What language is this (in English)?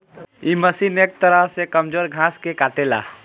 Bhojpuri